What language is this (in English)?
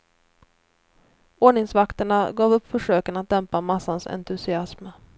Swedish